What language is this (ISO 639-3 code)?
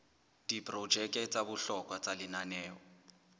sot